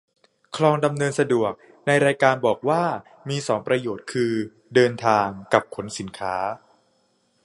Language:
Thai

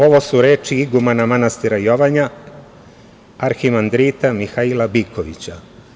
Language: Serbian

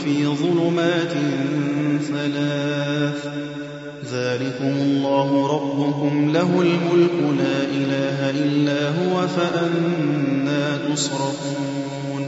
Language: Arabic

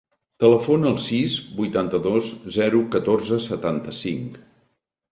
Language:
Catalan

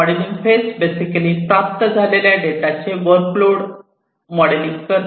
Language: Marathi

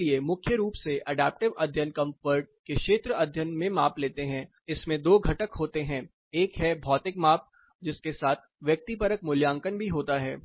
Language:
Hindi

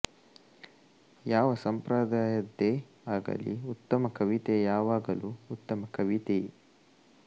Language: Kannada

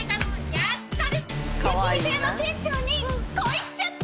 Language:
Japanese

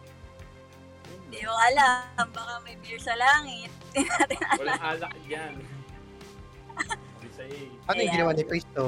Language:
Filipino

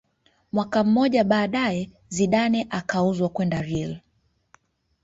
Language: Swahili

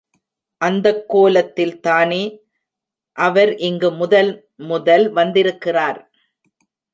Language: Tamil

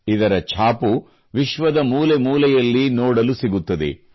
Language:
Kannada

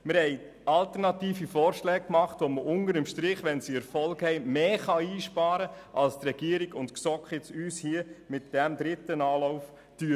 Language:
Swiss German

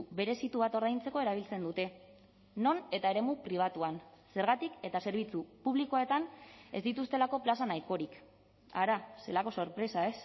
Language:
Basque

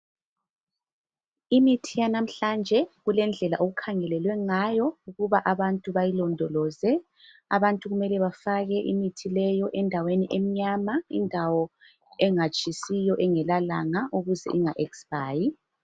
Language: North Ndebele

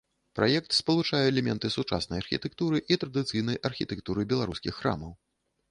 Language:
Belarusian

